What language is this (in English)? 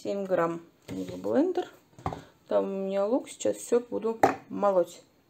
Russian